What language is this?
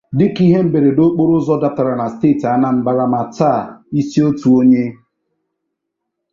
Igbo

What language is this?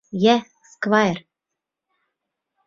Bashkir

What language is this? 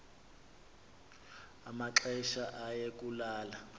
Xhosa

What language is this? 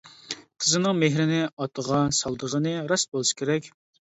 Uyghur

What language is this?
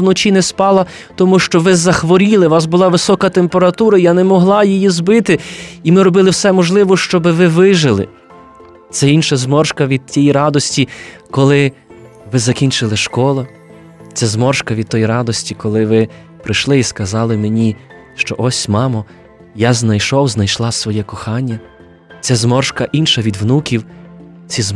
Ukrainian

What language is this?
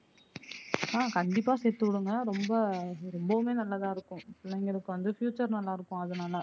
Tamil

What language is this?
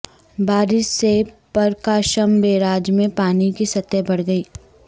Urdu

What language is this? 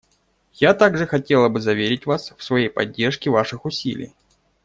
Russian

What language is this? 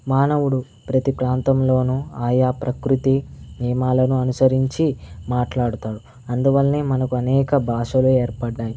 Telugu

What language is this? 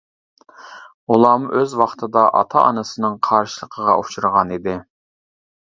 Uyghur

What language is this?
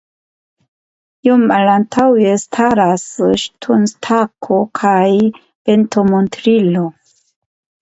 Esperanto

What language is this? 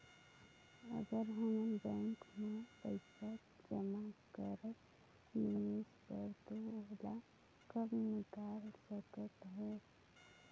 Chhattisgarhi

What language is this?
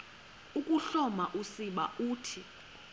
Xhosa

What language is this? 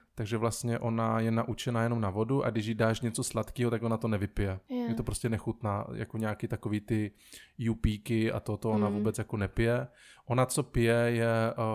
Czech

